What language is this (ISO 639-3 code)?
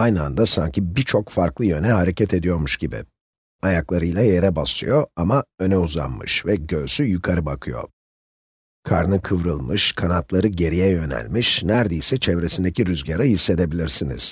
tur